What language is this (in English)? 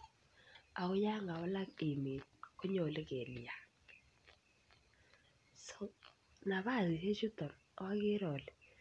Kalenjin